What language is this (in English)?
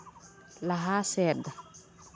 Santali